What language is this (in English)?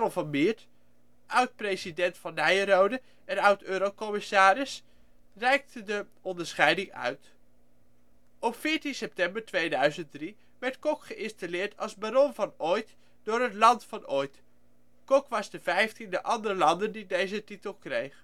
Dutch